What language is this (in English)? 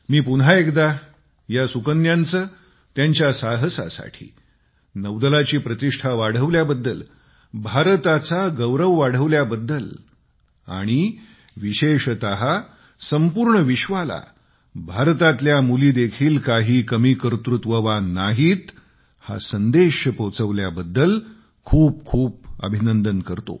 Marathi